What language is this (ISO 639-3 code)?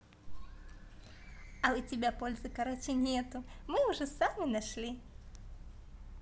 rus